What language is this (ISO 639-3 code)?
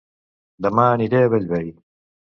cat